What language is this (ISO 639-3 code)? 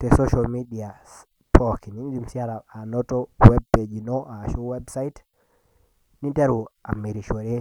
mas